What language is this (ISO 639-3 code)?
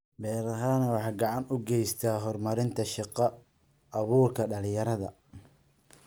som